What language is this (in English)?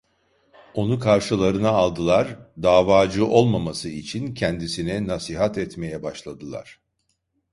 Turkish